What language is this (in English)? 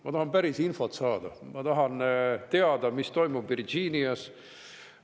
Estonian